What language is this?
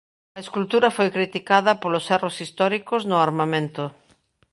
Galician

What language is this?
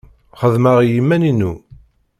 Kabyle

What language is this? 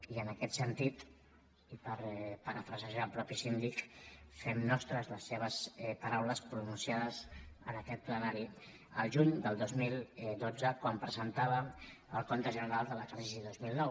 Catalan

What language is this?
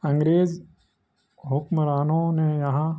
Urdu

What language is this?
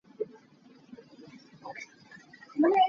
Hakha Chin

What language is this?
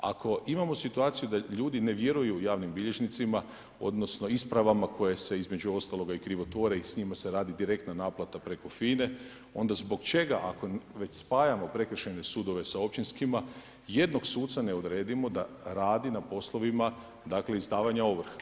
Croatian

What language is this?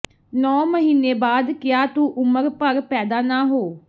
Punjabi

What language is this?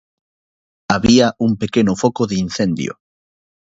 Galician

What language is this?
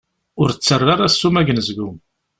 Kabyle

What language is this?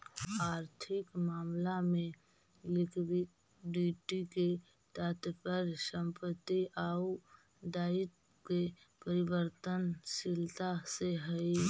Magahi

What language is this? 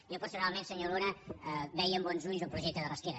Catalan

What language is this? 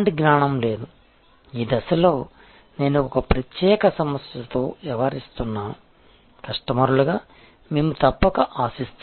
Telugu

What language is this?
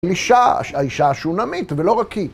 Hebrew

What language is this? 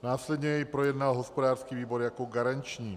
Czech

